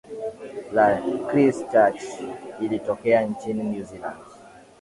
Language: Swahili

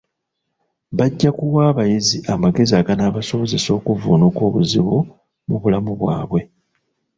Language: Ganda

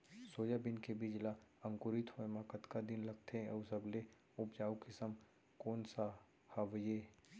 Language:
Chhattisgarhi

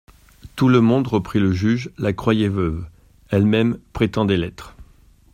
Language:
French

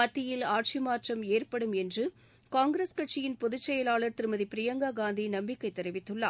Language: Tamil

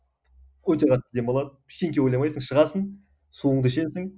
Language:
Kazakh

